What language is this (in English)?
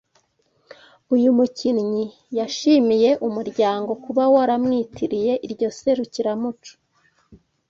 Kinyarwanda